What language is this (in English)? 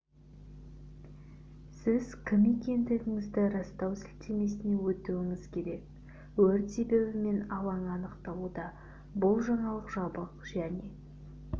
Kazakh